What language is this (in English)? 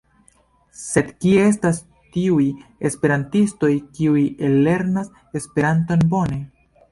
Esperanto